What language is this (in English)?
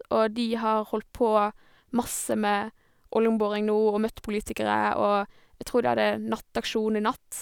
Norwegian